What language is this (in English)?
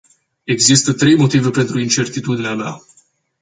Romanian